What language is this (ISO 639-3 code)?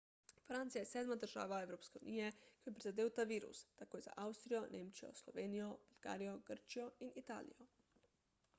slv